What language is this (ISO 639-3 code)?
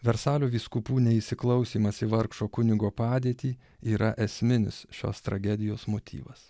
lit